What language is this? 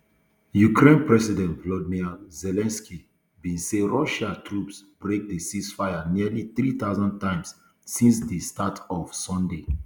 Nigerian Pidgin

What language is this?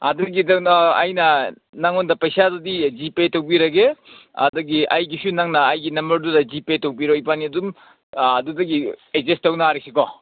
Manipuri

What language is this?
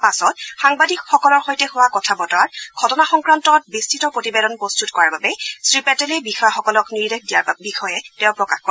Assamese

